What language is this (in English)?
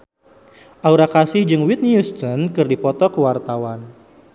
Sundanese